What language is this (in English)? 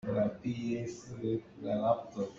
Hakha Chin